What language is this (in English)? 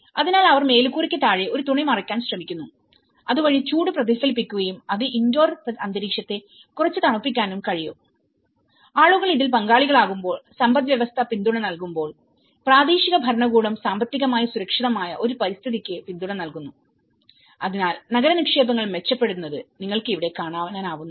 Malayalam